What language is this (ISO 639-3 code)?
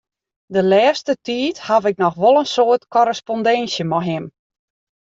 fry